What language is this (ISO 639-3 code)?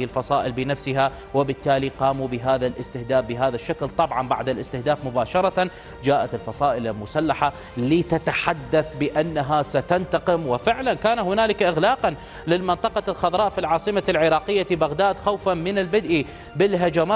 ara